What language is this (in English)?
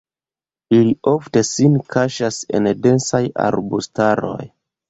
Esperanto